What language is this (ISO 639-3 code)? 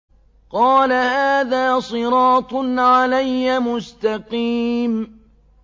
ara